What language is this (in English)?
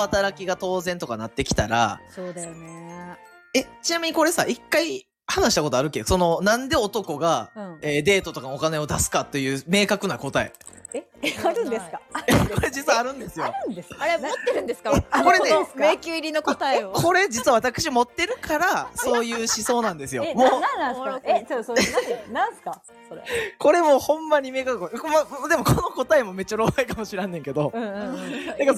Japanese